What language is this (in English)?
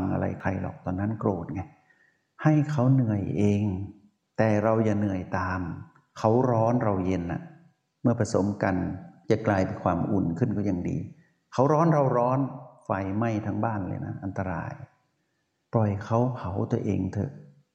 Thai